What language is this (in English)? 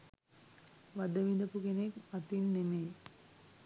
Sinhala